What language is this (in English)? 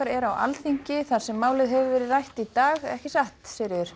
Icelandic